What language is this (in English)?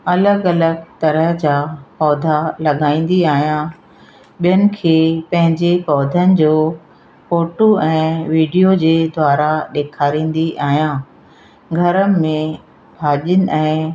Sindhi